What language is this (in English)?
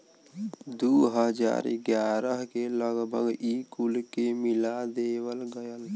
Bhojpuri